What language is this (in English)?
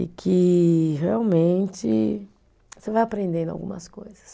Portuguese